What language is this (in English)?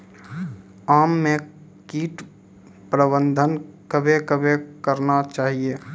Maithili